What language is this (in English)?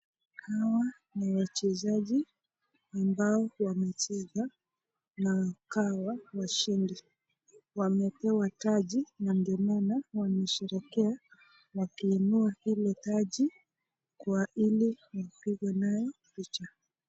Swahili